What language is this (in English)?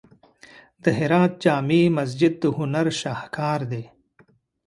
Pashto